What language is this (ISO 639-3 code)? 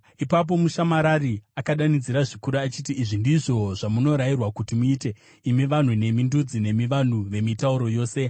sna